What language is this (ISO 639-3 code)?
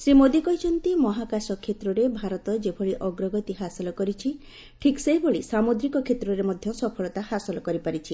ori